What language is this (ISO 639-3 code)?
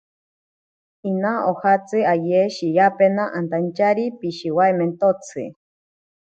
prq